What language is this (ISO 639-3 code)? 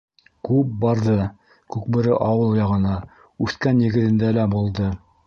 bak